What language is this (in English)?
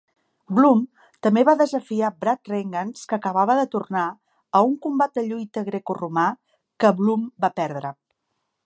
Catalan